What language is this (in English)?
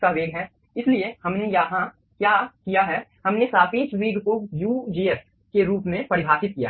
Hindi